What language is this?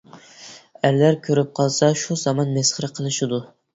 Uyghur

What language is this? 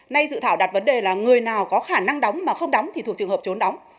Vietnamese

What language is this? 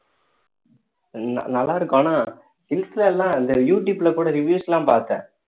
Tamil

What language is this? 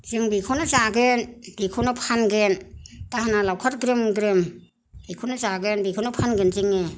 Bodo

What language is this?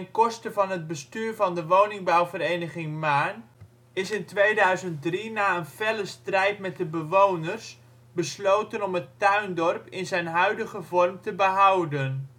Dutch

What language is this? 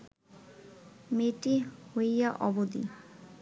Bangla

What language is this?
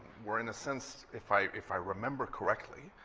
English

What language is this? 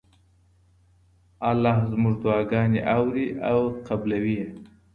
Pashto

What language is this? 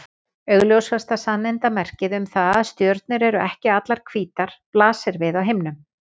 Icelandic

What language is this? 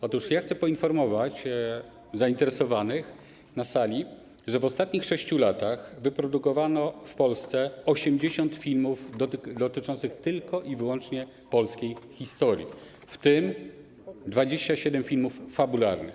Polish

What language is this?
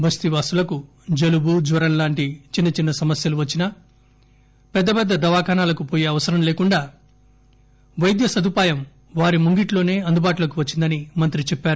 Telugu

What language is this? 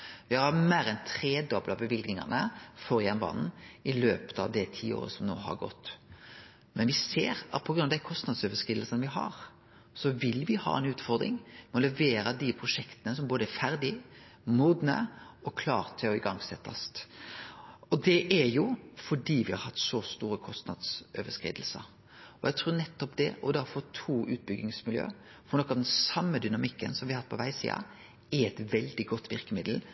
Norwegian Nynorsk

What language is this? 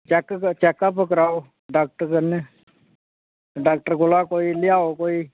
Dogri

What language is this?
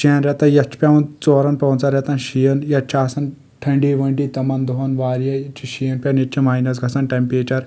Kashmiri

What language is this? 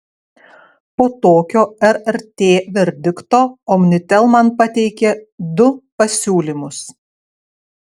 Lithuanian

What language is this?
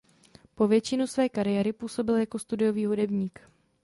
Czech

